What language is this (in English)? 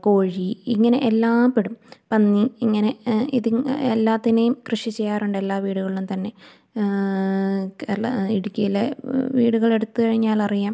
Malayalam